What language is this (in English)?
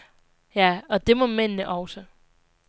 Danish